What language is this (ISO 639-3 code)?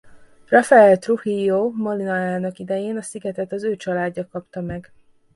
hun